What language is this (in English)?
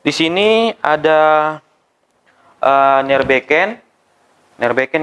Indonesian